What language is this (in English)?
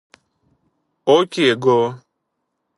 Greek